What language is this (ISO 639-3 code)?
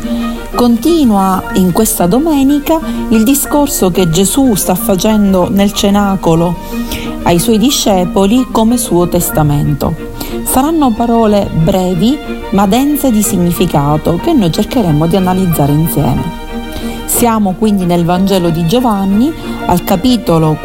ita